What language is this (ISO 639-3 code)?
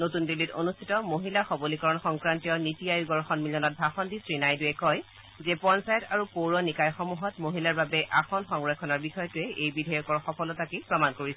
asm